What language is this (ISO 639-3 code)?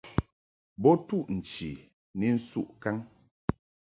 mhk